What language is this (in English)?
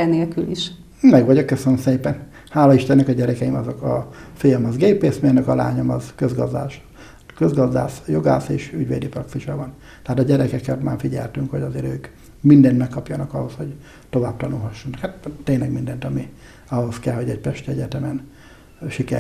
Hungarian